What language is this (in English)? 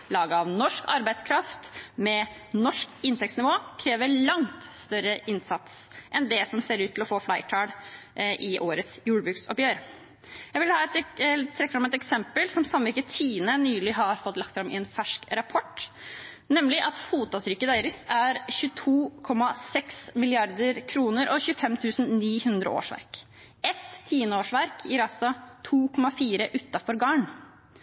Norwegian Bokmål